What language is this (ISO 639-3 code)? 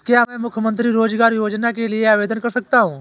hin